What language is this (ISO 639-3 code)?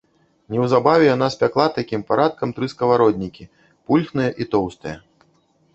bel